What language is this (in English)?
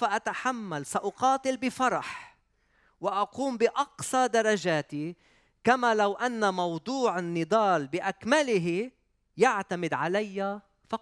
Arabic